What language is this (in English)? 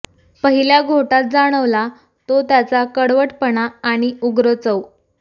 Marathi